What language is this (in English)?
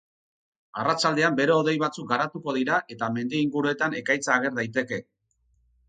Basque